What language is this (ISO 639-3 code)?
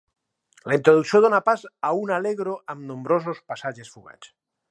cat